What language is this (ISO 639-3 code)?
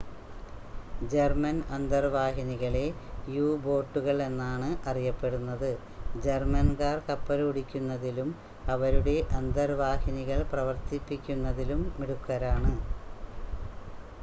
mal